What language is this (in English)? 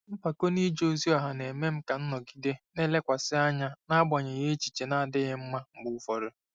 Igbo